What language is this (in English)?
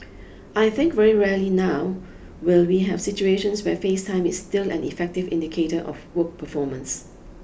English